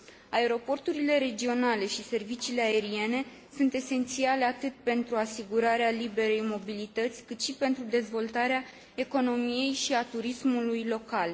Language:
Romanian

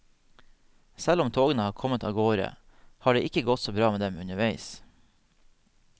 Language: Norwegian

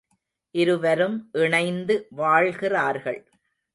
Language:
Tamil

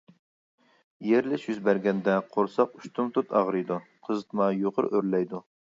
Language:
Uyghur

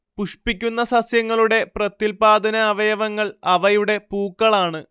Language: Malayalam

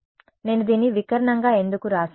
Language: Telugu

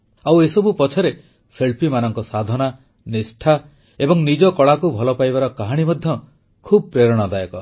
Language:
Odia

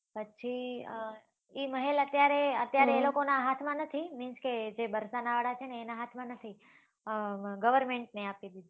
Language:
Gujarati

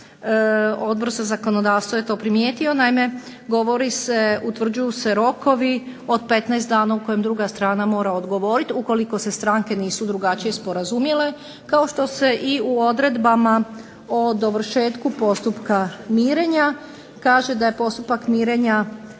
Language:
Croatian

